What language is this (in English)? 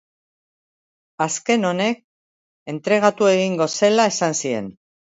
Basque